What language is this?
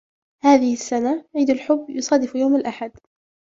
Arabic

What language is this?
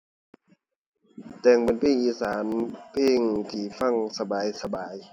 Thai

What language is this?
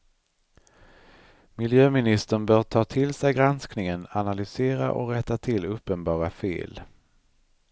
Swedish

